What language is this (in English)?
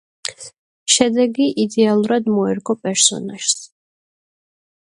Georgian